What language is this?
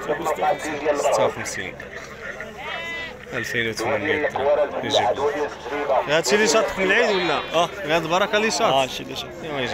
Arabic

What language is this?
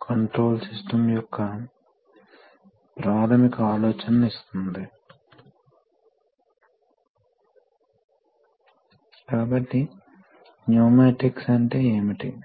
Telugu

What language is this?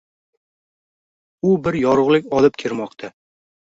Uzbek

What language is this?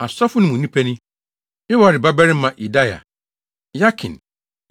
Akan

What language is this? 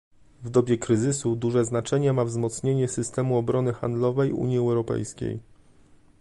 Polish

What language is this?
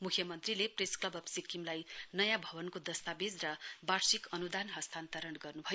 Nepali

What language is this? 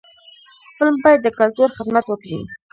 Pashto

